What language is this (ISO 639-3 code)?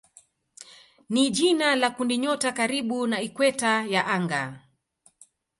swa